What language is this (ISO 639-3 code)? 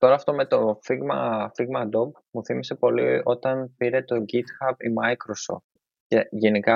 ell